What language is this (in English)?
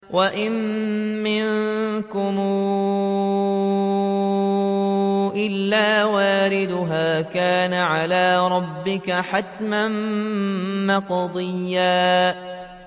Arabic